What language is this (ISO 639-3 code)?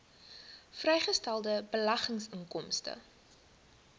afr